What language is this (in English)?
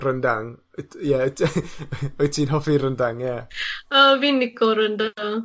Welsh